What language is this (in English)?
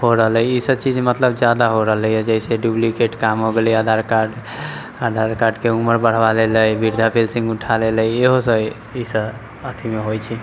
Maithili